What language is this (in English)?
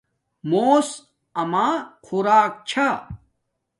Domaaki